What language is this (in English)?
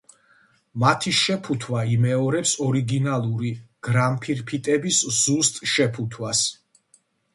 Georgian